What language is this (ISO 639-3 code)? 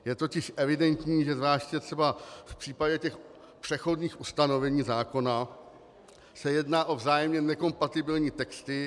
ces